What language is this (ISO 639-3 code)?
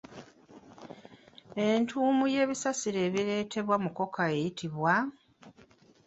lug